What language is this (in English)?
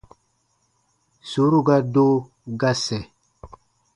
Baatonum